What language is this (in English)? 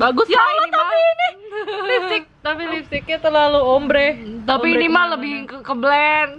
Indonesian